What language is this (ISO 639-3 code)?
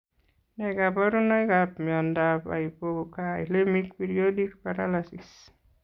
kln